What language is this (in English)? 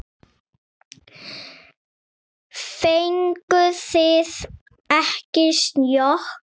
Icelandic